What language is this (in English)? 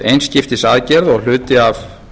Icelandic